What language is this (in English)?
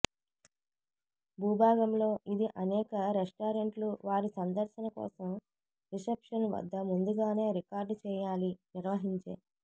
Telugu